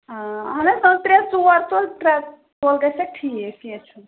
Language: Kashmiri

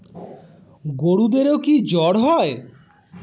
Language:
Bangla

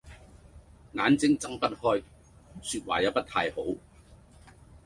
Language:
Cantonese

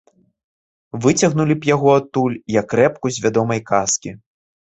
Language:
Belarusian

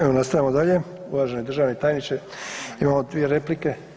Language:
Croatian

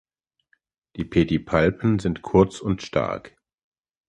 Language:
German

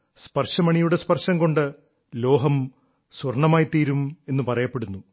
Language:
Malayalam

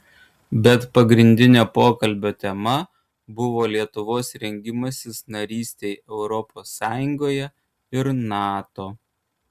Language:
Lithuanian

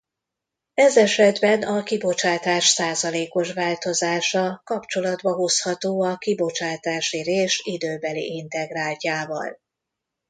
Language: Hungarian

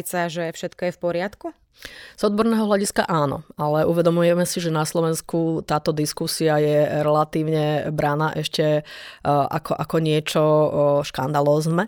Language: Slovak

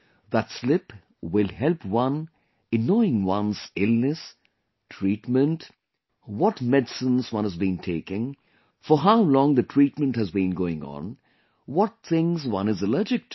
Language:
English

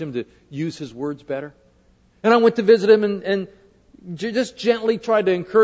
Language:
English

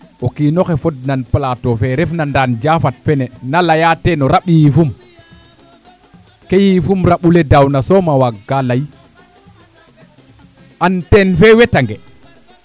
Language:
Serer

